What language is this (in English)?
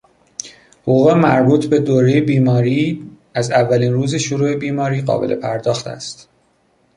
Persian